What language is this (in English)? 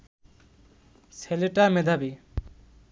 Bangla